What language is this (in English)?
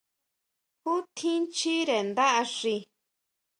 Huautla Mazatec